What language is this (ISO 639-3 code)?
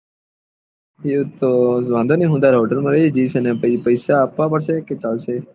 guj